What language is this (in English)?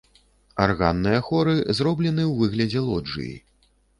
Belarusian